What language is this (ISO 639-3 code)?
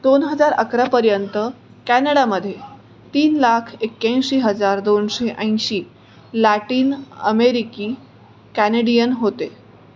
mar